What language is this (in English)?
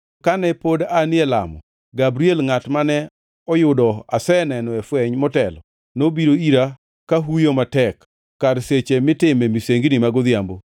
Luo (Kenya and Tanzania)